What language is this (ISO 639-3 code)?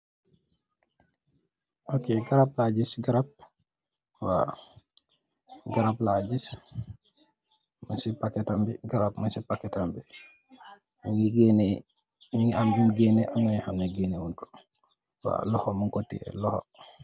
wol